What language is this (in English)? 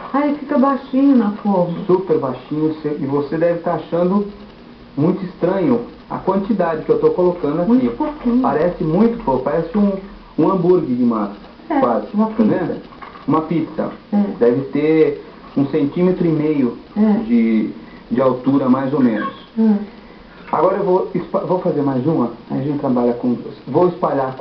Portuguese